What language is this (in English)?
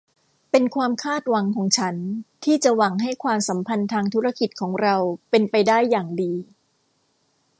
Thai